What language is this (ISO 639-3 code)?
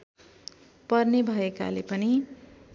nep